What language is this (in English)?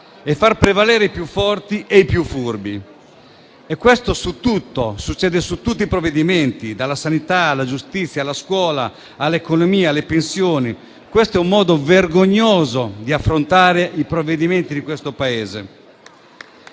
Italian